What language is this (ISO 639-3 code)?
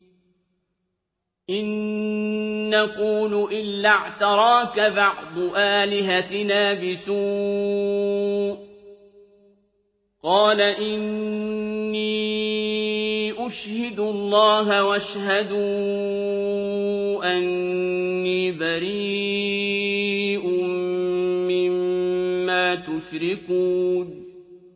ara